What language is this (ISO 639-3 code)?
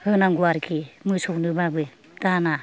brx